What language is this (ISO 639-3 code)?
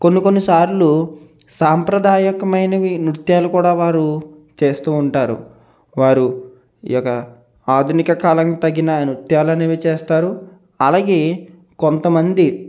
tel